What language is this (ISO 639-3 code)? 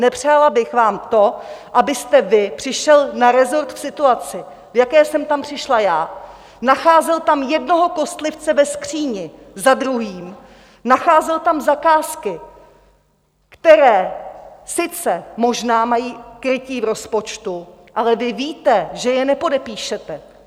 ces